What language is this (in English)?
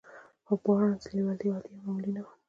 Pashto